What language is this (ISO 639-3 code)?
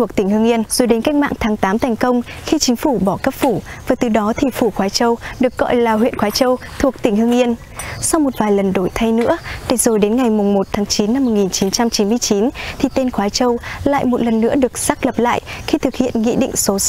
vie